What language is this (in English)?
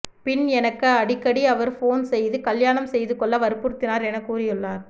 Tamil